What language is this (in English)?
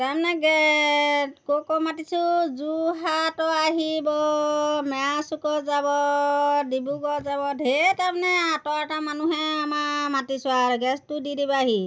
Assamese